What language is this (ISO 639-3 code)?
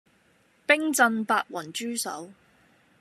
yue